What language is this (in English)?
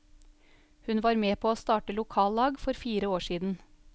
Norwegian